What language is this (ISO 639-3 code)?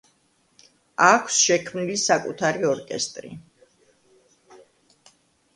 kat